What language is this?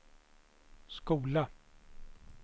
Swedish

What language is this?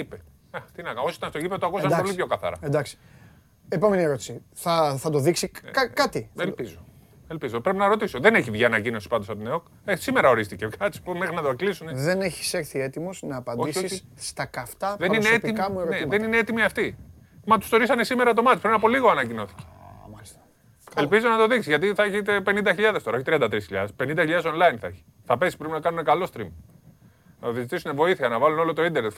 Greek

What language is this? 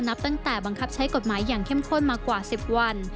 Thai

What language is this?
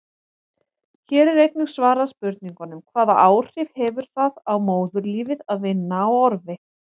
Icelandic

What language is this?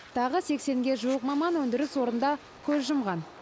Kazakh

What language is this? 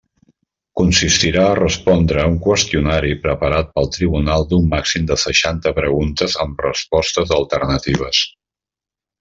Catalan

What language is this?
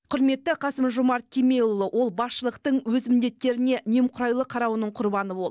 Kazakh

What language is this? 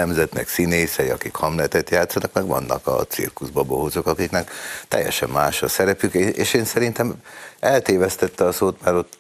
Hungarian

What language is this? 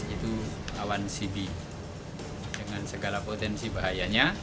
Indonesian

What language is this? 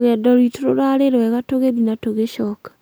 Kikuyu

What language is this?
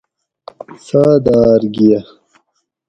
Gawri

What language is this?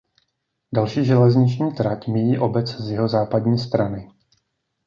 Czech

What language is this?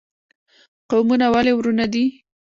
Pashto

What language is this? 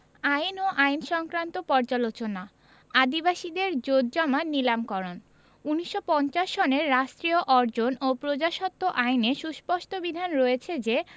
Bangla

